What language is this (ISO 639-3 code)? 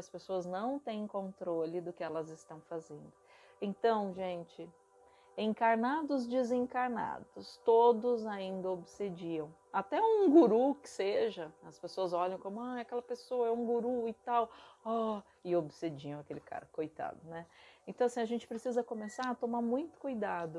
por